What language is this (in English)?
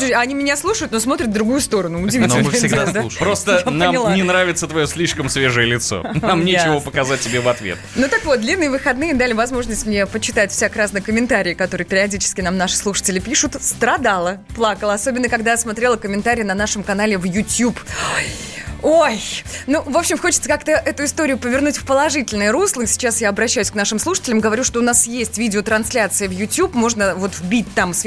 Russian